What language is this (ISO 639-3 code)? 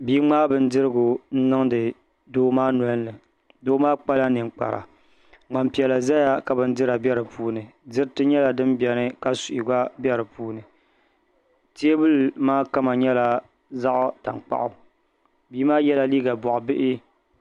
dag